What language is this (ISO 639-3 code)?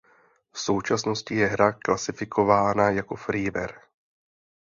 ces